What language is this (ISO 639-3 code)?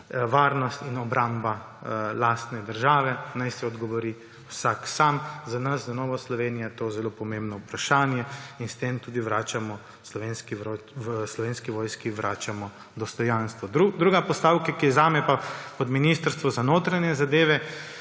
slv